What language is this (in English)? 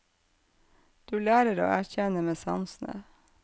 Norwegian